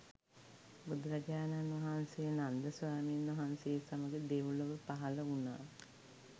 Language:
Sinhala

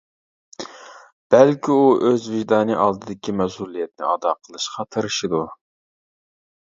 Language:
Uyghur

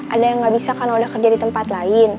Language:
Indonesian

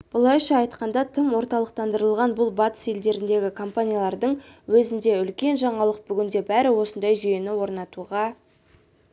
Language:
Kazakh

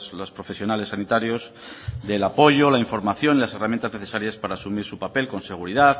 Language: Spanish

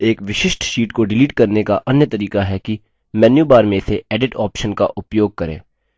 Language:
Hindi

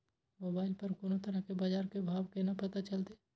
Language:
Maithili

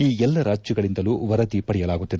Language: Kannada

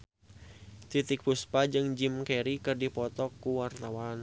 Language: Sundanese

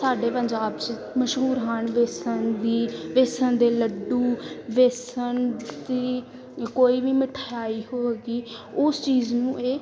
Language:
Punjabi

